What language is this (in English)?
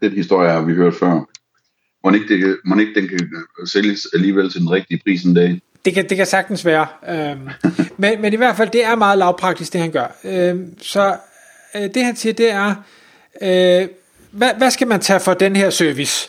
Danish